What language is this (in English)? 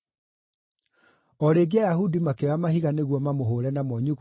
Kikuyu